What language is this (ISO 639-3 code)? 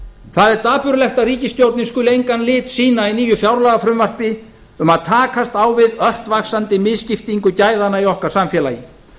isl